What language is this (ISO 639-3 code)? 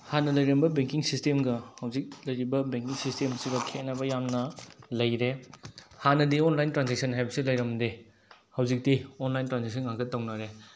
mni